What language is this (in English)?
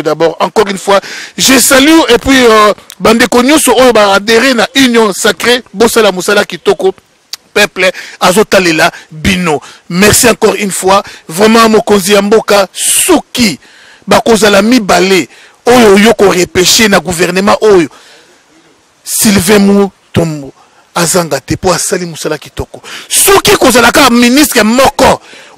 French